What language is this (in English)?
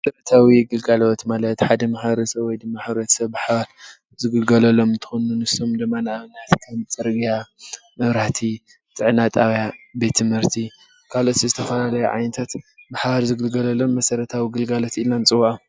Tigrinya